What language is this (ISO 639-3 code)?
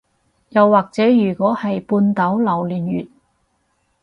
yue